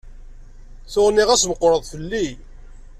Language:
Kabyle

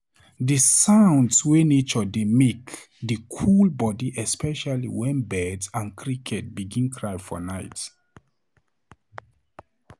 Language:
Nigerian Pidgin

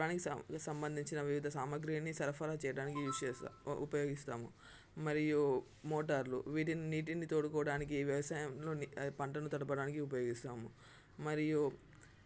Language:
Telugu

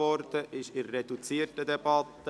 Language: Swiss German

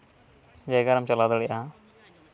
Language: Santali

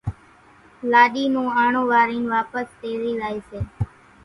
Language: Kachi Koli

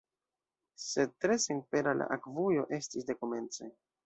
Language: Esperanto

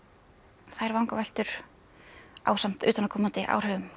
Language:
Icelandic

